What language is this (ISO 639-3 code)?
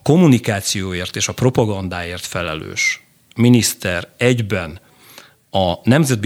hun